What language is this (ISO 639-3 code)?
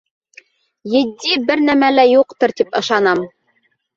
bak